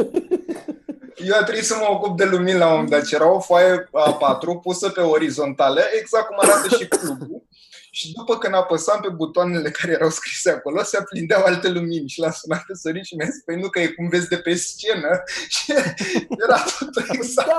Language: Romanian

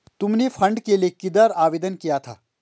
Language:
Hindi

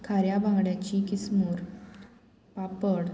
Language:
Konkani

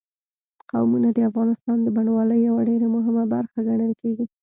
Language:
Pashto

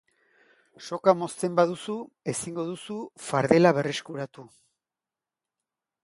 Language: Basque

